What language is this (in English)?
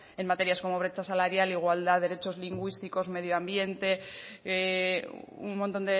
Spanish